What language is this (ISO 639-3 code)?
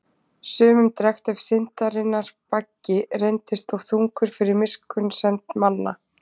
isl